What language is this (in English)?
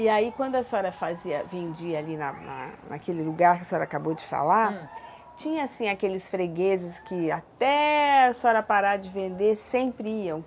Portuguese